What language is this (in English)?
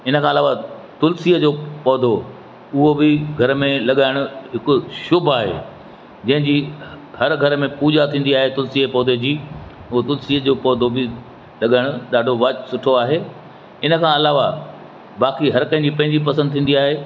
Sindhi